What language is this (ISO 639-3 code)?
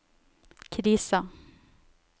nor